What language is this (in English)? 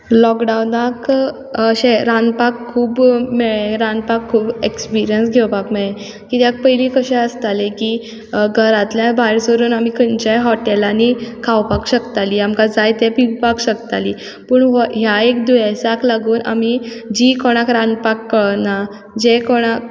Konkani